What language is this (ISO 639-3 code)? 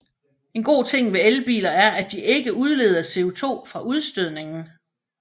dan